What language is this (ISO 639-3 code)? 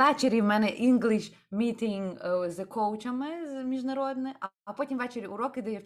ukr